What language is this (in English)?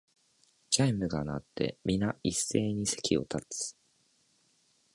Japanese